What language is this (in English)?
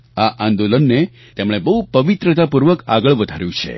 Gujarati